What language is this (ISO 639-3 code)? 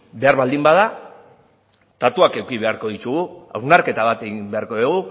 eus